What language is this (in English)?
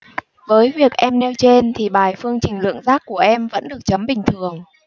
Vietnamese